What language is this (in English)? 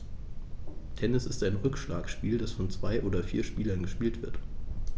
German